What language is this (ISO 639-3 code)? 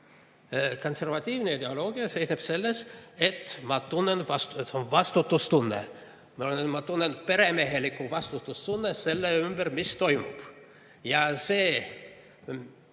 est